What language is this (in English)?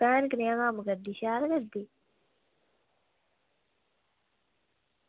Dogri